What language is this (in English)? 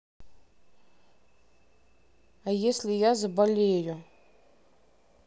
Russian